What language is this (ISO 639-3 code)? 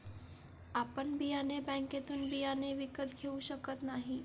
mar